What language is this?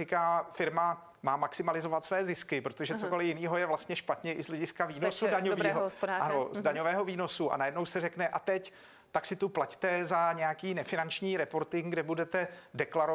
Czech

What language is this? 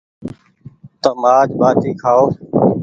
Goaria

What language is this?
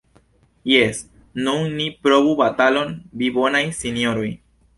Esperanto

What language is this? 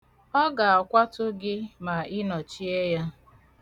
Igbo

